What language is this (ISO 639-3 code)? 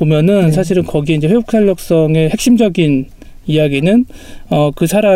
kor